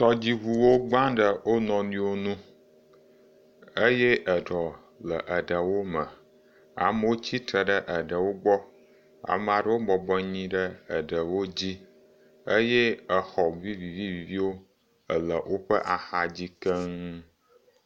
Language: Ewe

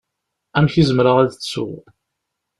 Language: Kabyle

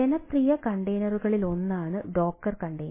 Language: Malayalam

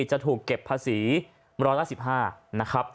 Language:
Thai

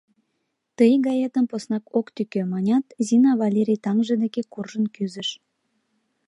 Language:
Mari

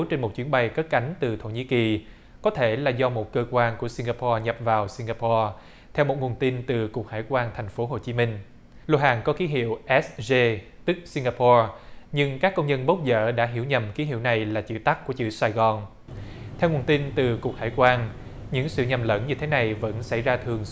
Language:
Vietnamese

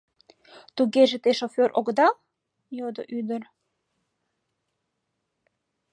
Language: Mari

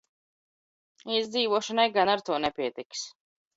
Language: Latvian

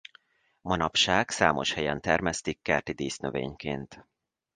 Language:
Hungarian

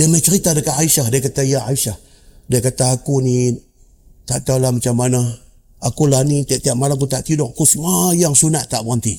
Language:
Malay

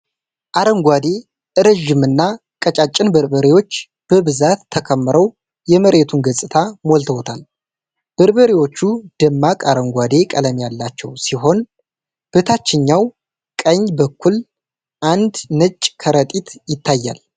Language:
Amharic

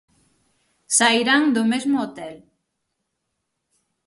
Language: Galician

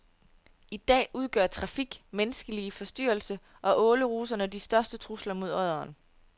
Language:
Danish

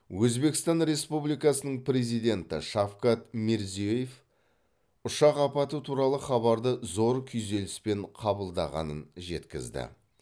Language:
Kazakh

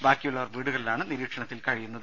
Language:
Malayalam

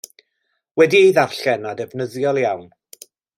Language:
Welsh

